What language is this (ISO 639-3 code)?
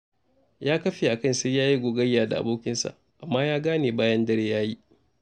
hau